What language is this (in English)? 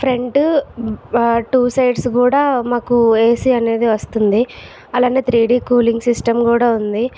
Telugu